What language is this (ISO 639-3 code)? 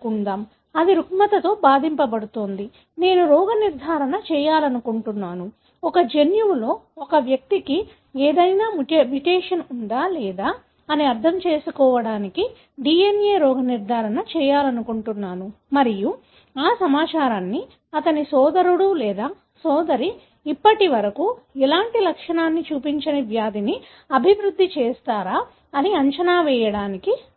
tel